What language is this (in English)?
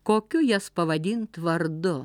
Lithuanian